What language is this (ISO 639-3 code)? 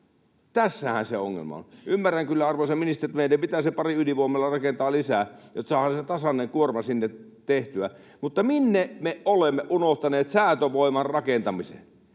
fin